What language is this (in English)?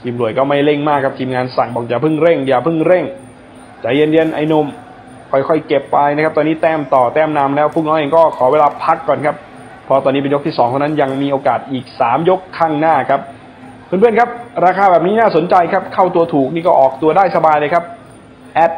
Thai